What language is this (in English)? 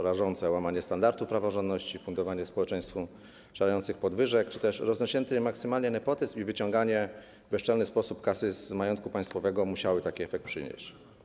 Polish